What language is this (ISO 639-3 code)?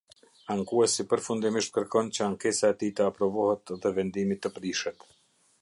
sqi